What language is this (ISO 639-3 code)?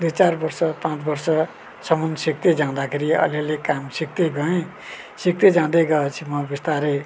nep